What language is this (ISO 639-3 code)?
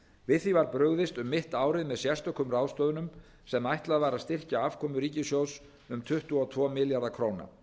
isl